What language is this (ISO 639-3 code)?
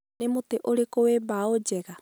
kik